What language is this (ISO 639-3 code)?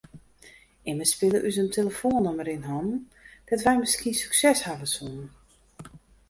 fry